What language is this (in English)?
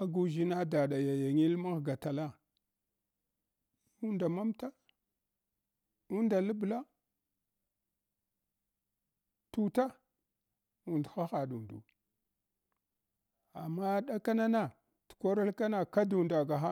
Hwana